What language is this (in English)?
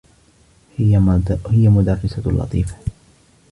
Arabic